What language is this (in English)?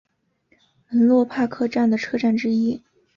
Chinese